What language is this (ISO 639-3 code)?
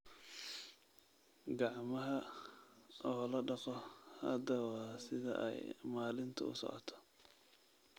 som